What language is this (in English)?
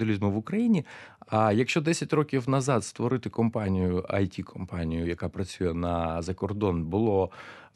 Ukrainian